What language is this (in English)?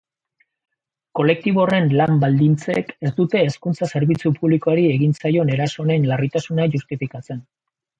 Basque